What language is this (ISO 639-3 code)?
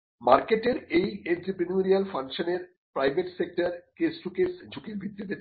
ben